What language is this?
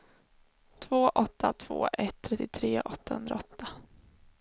Swedish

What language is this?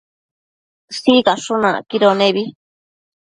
Matsés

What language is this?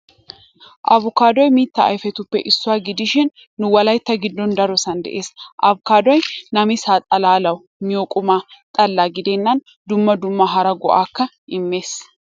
Wolaytta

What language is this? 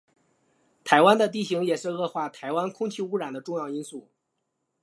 Chinese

